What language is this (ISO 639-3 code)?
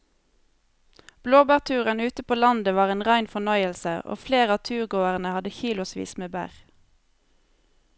nor